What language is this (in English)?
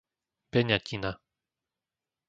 Slovak